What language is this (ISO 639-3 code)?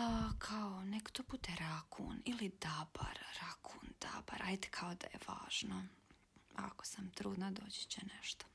hrv